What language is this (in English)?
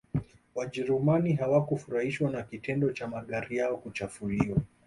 Swahili